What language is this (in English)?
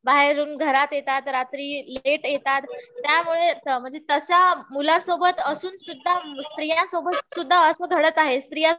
Marathi